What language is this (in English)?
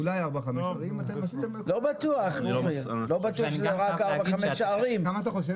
Hebrew